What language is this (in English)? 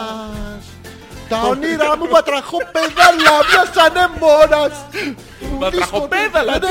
Greek